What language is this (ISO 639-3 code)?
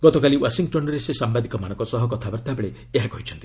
ori